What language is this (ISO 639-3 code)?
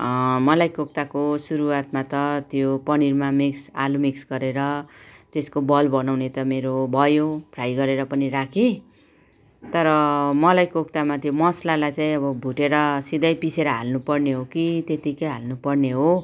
nep